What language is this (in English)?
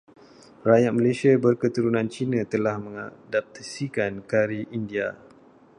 Malay